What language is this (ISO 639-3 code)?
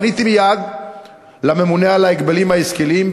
heb